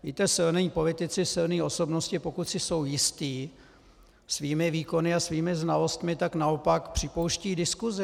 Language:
Czech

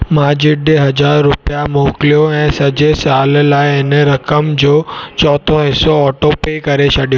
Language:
Sindhi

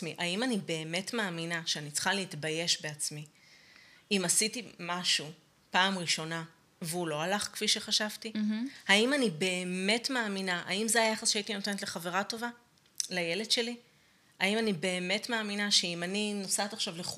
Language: Hebrew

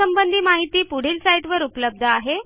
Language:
Marathi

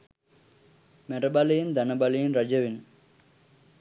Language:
Sinhala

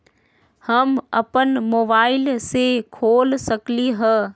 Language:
Magahi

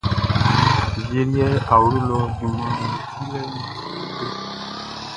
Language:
Baoulé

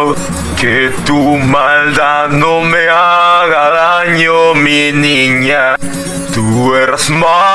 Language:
Italian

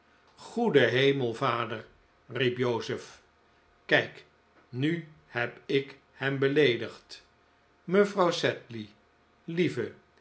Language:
Dutch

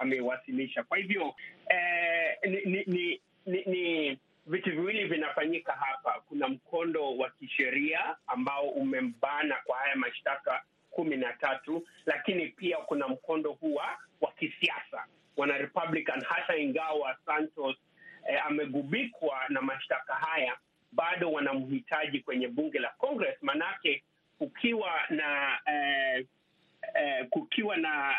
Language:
Swahili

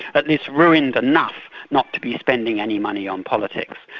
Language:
English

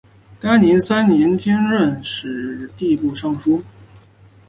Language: Chinese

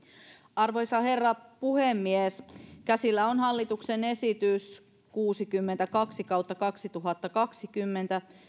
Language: Finnish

